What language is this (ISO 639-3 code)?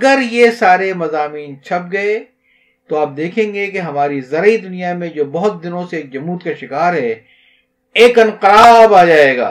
urd